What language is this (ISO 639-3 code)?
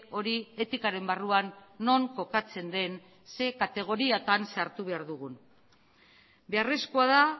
eus